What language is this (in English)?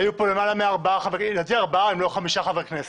Hebrew